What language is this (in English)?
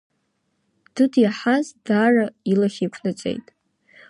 Abkhazian